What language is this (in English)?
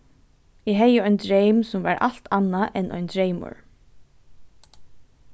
Faroese